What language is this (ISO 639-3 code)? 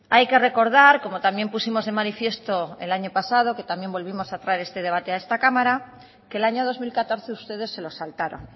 spa